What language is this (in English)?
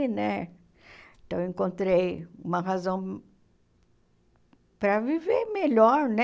Portuguese